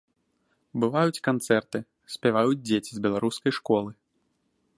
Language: Belarusian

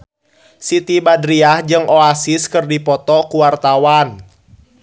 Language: Sundanese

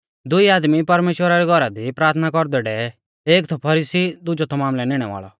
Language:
Mahasu Pahari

